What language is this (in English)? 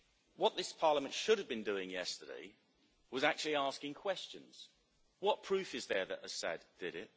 English